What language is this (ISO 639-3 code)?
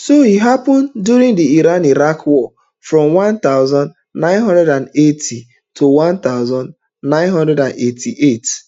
pcm